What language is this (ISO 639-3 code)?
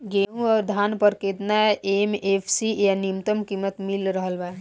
bho